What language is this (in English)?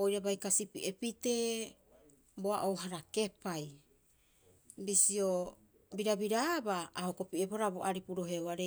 Rapoisi